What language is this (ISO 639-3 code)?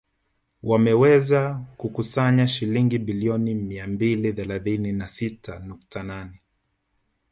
swa